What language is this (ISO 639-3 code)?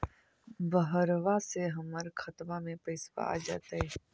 mag